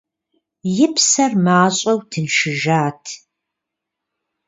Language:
Kabardian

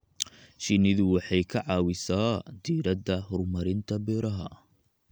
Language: Somali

